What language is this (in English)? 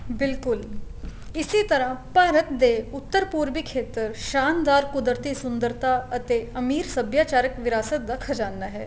Punjabi